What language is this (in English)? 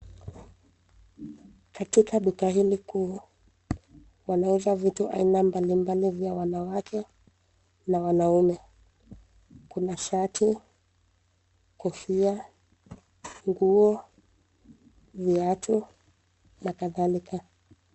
Swahili